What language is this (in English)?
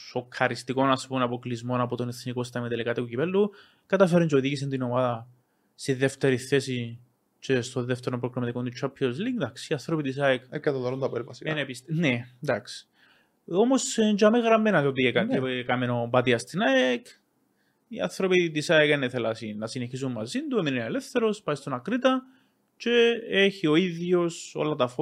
Greek